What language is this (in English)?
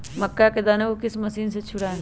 Magahi